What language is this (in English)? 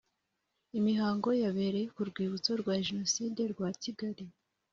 Kinyarwanda